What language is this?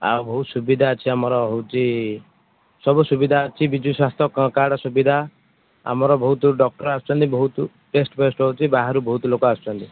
Odia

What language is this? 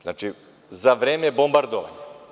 Serbian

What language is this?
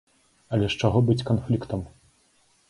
Belarusian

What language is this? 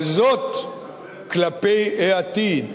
Hebrew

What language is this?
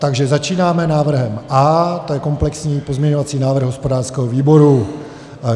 Czech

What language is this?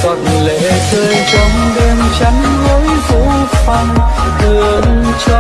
Vietnamese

